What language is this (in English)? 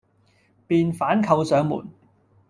Cantonese